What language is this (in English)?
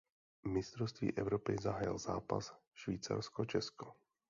Czech